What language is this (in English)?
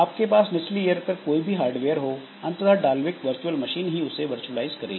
Hindi